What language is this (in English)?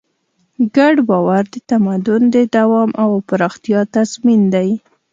Pashto